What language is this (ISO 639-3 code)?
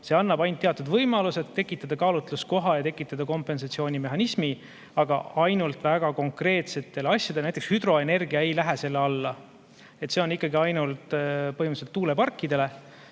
est